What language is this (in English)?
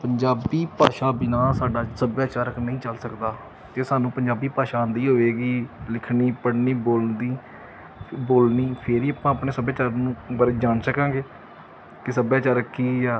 Punjabi